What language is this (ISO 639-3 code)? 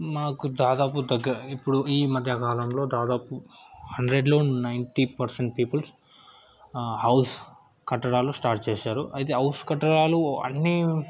tel